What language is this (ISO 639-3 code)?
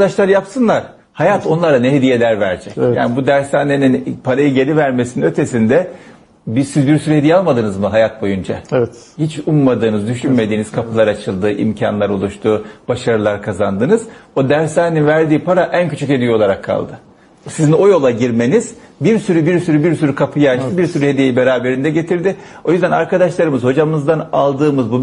tur